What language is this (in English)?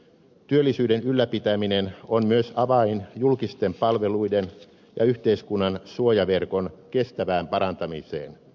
Finnish